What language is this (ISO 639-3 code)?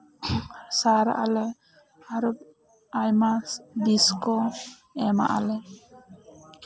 sat